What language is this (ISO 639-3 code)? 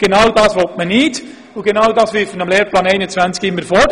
gsw